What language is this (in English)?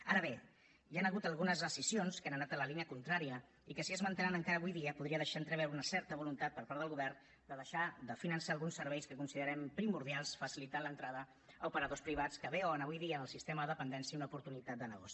Catalan